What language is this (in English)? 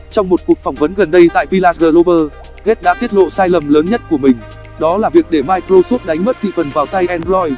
Vietnamese